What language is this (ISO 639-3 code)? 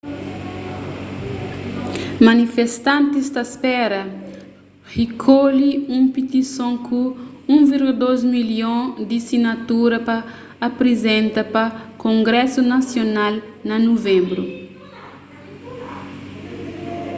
kea